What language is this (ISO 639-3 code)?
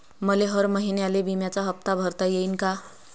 mar